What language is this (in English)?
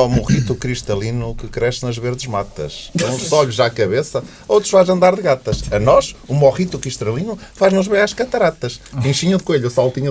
Portuguese